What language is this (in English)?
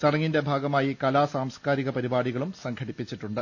Malayalam